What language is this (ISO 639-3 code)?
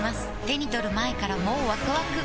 jpn